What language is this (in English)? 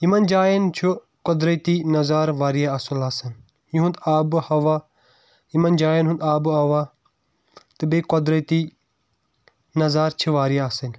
Kashmiri